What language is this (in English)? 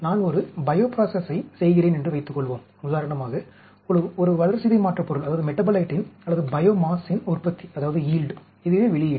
Tamil